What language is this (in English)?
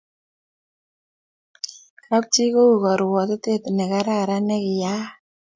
Kalenjin